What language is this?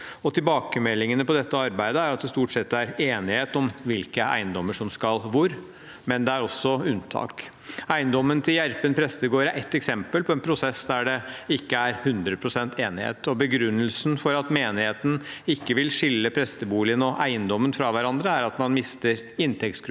Norwegian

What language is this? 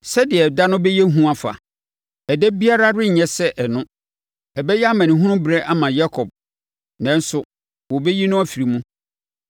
Akan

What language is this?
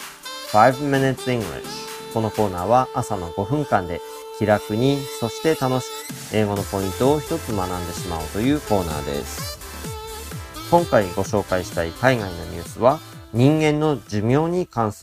Japanese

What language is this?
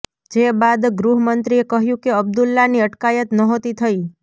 Gujarati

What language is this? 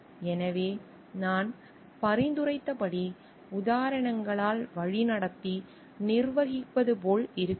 Tamil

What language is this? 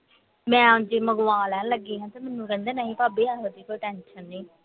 Punjabi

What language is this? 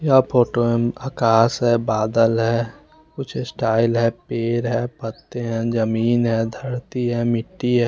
Hindi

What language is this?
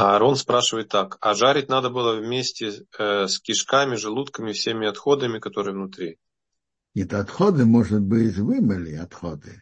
Russian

